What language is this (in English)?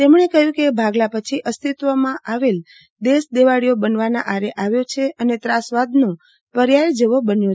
Gujarati